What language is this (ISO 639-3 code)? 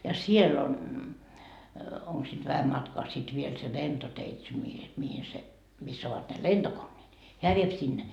fin